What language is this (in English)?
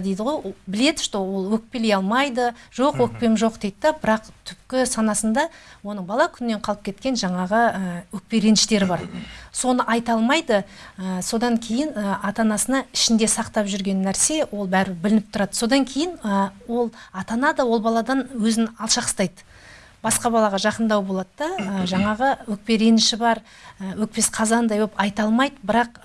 Turkish